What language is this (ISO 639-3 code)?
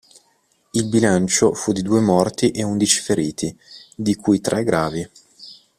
ita